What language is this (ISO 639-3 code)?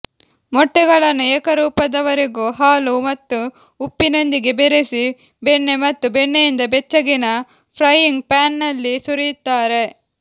kan